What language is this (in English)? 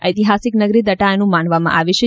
Gujarati